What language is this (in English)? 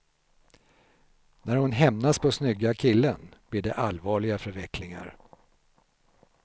Swedish